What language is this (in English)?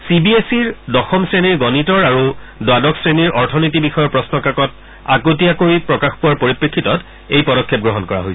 Assamese